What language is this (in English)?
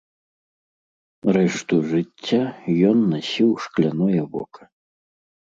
Belarusian